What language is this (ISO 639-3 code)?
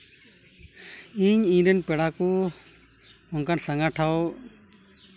sat